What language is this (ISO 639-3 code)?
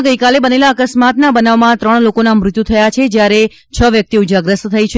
guj